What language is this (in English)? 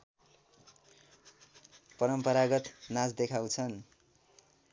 Nepali